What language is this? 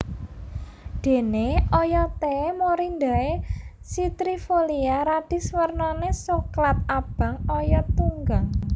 Javanese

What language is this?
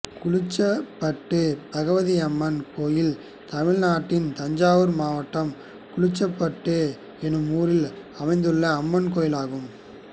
Tamil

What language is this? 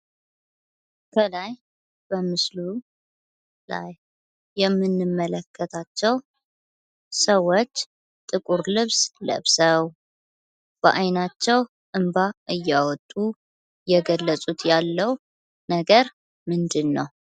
Amharic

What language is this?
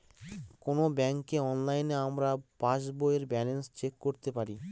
Bangla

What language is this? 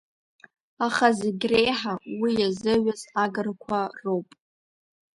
Abkhazian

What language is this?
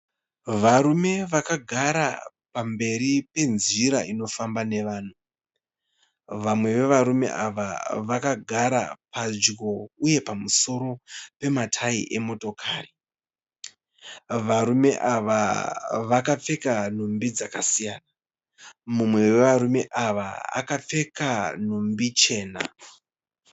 Shona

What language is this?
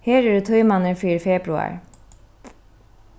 Faroese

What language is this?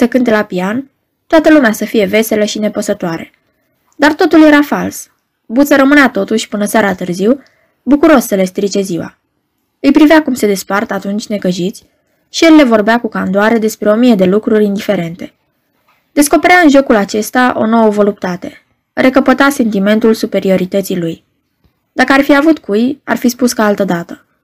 Romanian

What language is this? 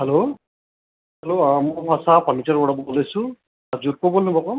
Nepali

